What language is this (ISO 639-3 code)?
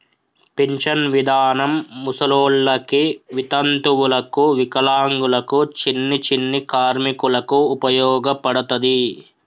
tel